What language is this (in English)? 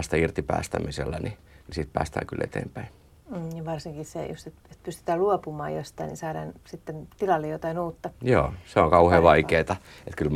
Finnish